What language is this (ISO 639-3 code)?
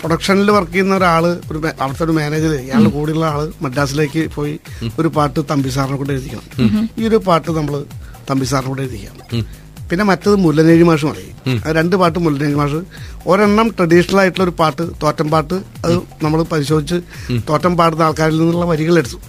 mal